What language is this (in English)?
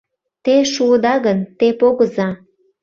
Mari